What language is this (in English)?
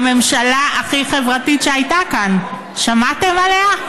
Hebrew